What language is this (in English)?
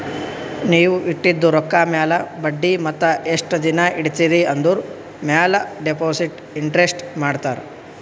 Kannada